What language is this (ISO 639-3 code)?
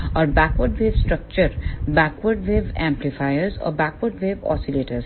hin